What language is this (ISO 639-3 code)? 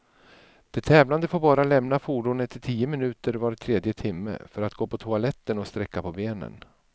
swe